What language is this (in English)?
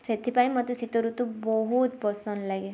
Odia